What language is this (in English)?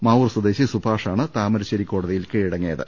Malayalam